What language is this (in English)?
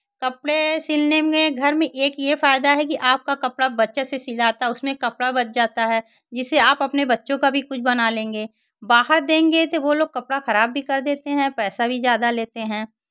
Hindi